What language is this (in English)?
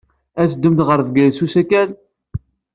Kabyle